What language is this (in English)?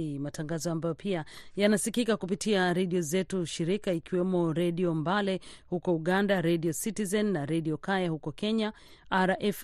Swahili